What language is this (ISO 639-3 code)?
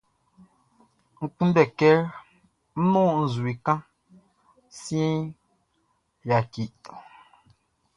bci